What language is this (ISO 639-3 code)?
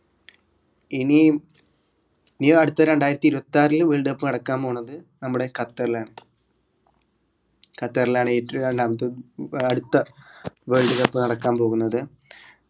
mal